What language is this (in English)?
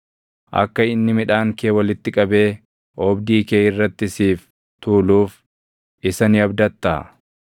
Oromo